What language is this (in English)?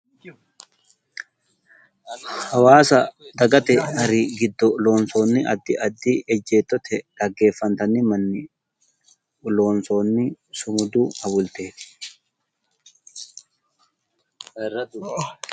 Sidamo